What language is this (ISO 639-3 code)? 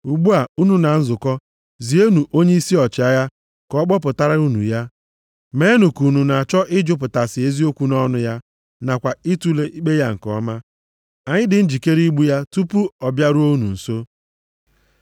ibo